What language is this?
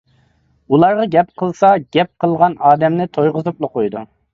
Uyghur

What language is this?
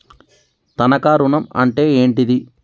Telugu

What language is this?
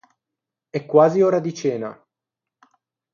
Italian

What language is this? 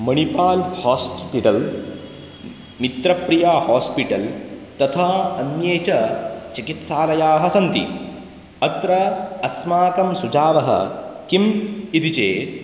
Sanskrit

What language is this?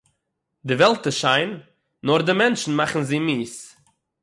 Yiddish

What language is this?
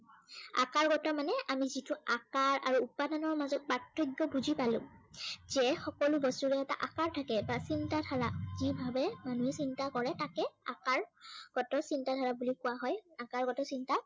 Assamese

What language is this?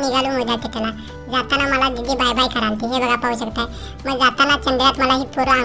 Marathi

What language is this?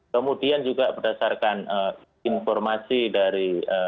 Indonesian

